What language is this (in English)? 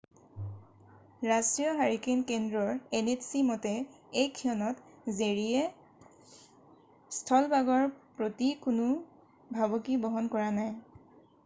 Assamese